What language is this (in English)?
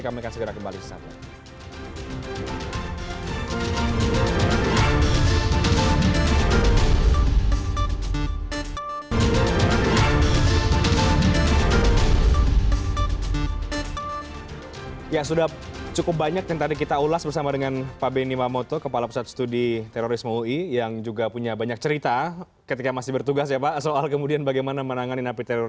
Indonesian